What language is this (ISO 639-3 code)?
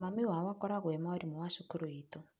kik